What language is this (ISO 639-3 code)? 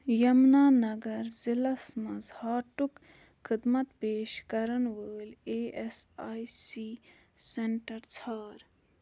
kas